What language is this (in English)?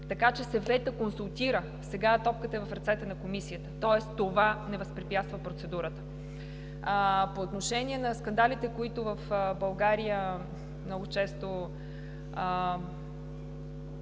Bulgarian